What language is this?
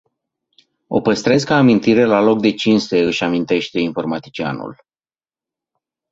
Romanian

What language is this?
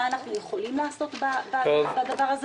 Hebrew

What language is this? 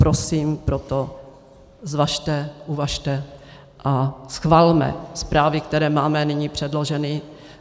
Czech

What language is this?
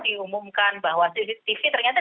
Indonesian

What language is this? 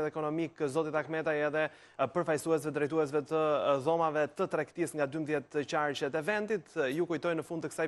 Bulgarian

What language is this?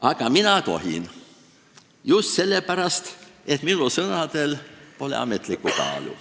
Estonian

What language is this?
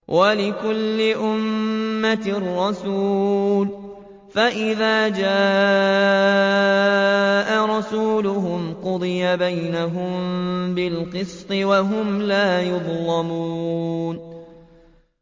Arabic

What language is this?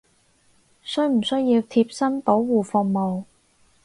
Cantonese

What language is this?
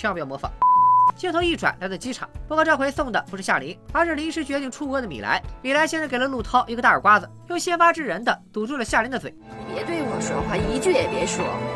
Chinese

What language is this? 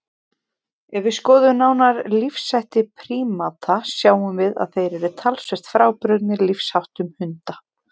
Icelandic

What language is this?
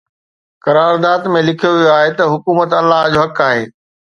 Sindhi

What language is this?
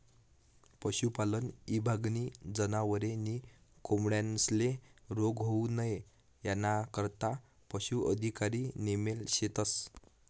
Marathi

